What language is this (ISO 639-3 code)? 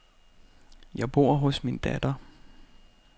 dan